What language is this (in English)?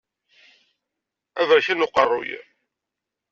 Kabyle